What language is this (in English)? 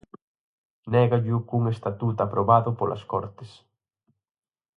Galician